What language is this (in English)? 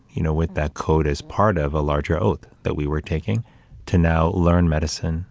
English